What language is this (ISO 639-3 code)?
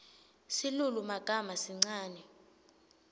ssw